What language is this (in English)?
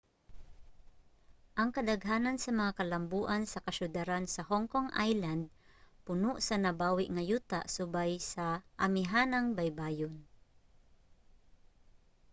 Cebuano